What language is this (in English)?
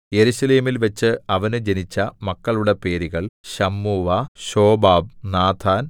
Malayalam